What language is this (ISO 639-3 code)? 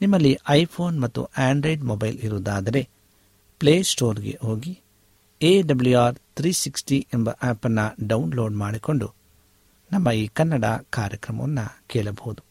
kan